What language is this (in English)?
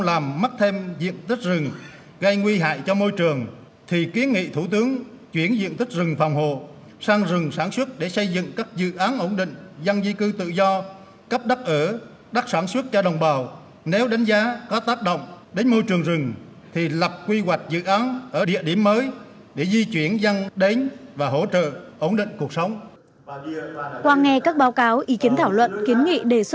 Vietnamese